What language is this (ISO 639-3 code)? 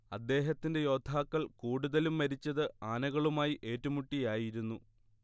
mal